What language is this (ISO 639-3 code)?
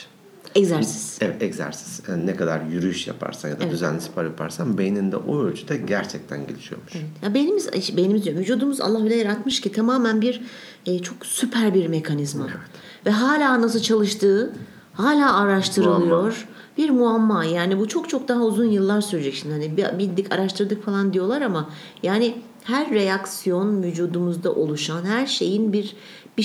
tur